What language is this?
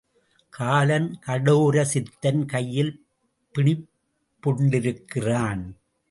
Tamil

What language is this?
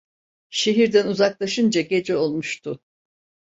Turkish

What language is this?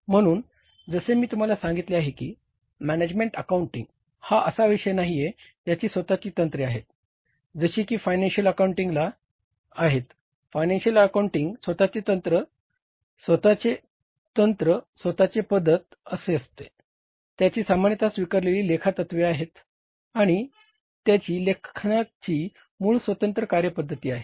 Marathi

